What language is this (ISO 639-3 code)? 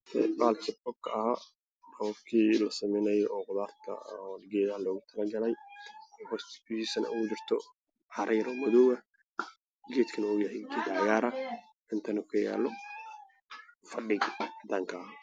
som